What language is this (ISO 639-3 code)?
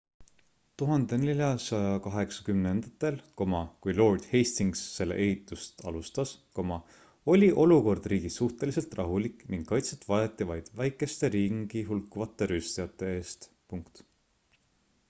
est